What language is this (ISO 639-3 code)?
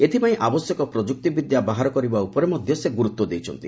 ori